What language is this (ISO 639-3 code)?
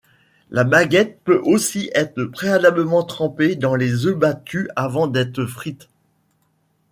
fra